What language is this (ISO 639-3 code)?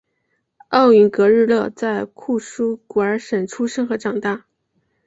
zho